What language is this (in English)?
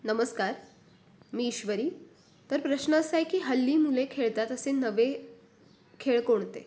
Marathi